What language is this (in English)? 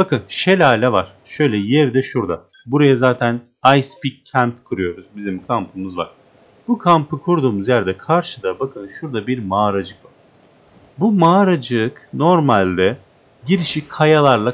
Turkish